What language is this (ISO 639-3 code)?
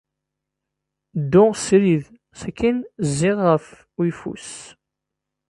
kab